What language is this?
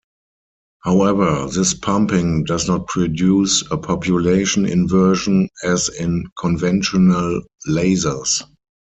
English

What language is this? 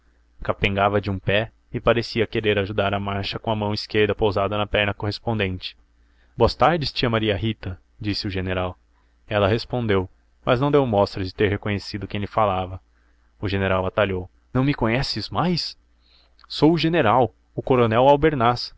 Portuguese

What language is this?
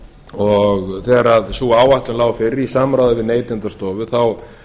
Icelandic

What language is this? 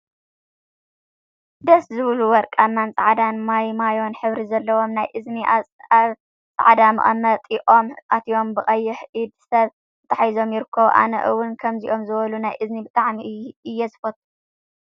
Tigrinya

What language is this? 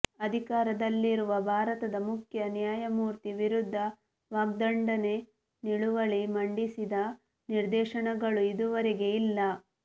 Kannada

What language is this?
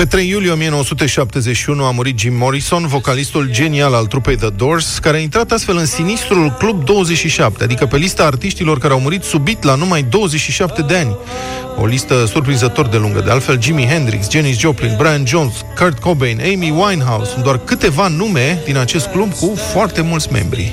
Romanian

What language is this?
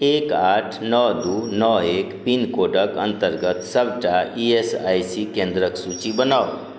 Maithili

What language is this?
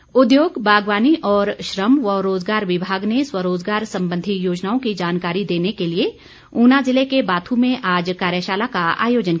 Hindi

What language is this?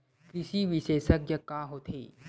Chhattisgarhi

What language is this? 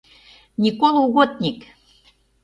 Mari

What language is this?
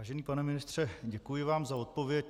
Czech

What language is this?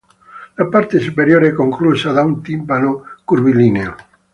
Italian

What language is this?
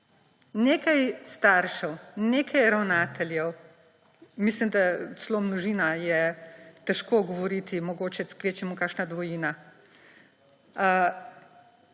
Slovenian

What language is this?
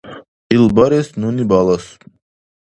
Dargwa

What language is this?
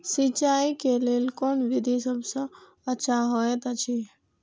Maithili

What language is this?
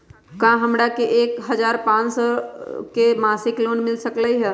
Magahi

